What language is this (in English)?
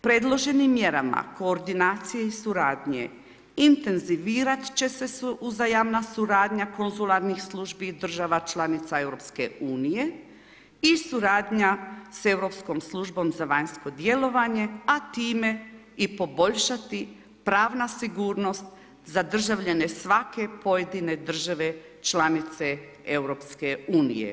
Croatian